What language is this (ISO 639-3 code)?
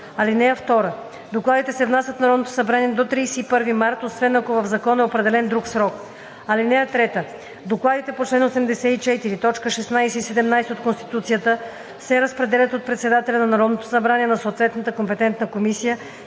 bul